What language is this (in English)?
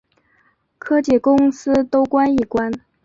Chinese